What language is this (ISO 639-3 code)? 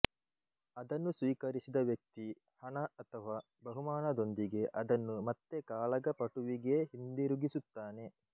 kan